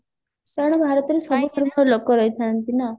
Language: Odia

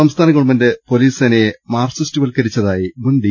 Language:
Malayalam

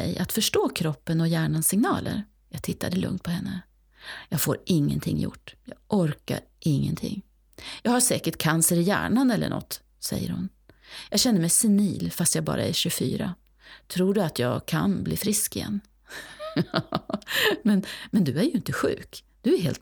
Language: Swedish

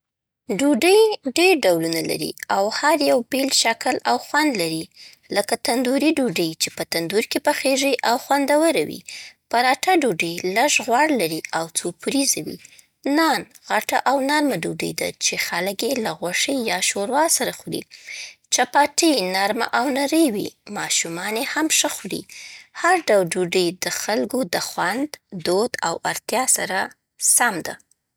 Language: Southern Pashto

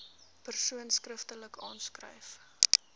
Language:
Afrikaans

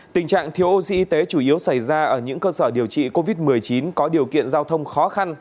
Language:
Vietnamese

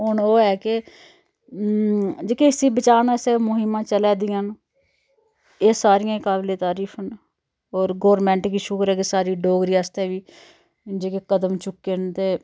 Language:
Dogri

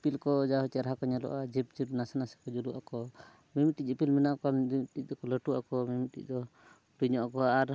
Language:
Santali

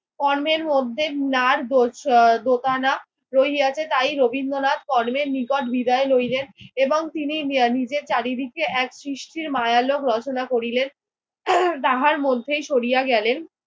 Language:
Bangla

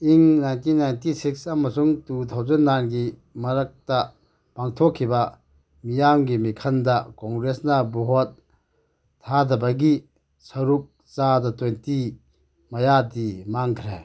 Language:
Manipuri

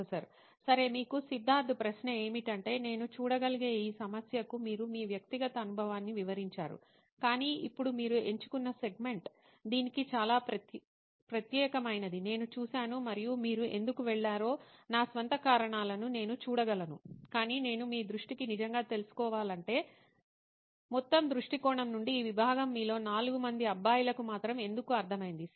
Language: Telugu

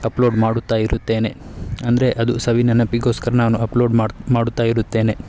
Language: Kannada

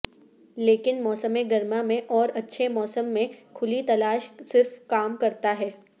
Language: Urdu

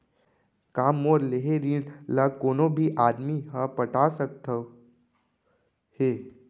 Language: Chhattisgarhi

